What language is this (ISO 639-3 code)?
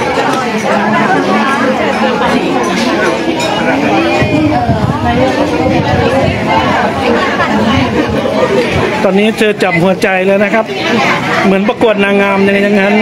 tha